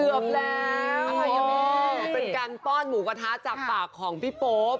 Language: Thai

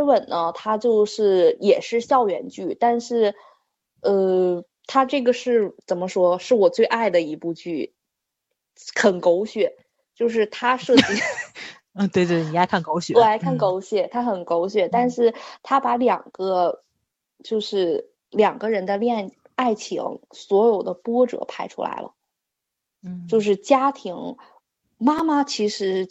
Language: Chinese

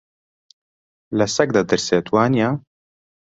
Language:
Central Kurdish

